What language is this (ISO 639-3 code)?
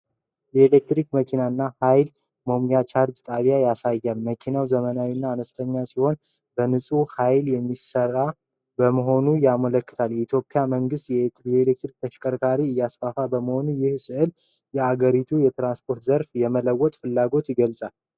amh